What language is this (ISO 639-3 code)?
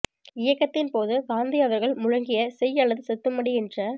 tam